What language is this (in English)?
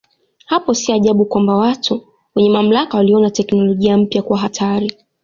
Swahili